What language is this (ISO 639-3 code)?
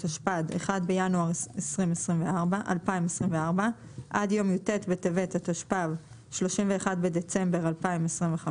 heb